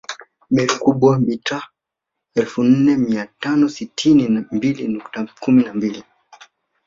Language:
Swahili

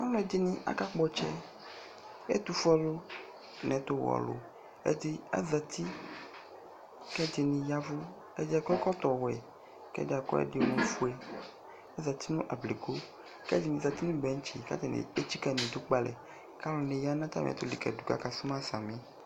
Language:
Ikposo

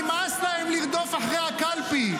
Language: Hebrew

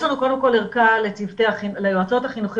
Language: Hebrew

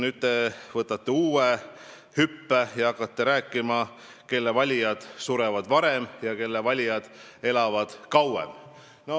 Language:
Estonian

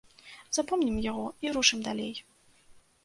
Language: Belarusian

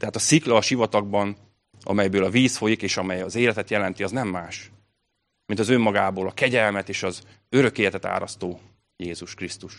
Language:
Hungarian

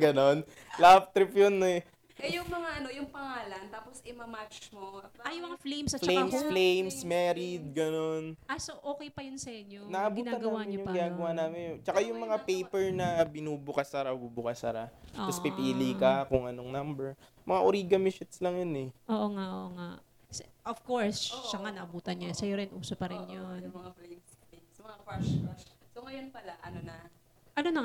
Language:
Filipino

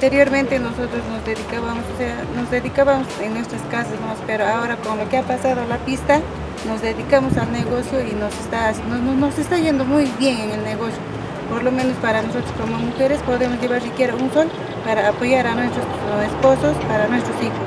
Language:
Spanish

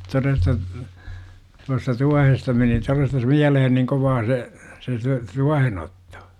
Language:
Finnish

